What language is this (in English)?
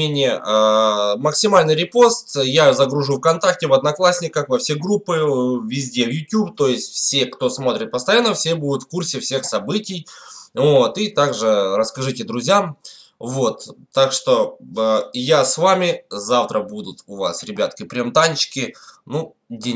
Russian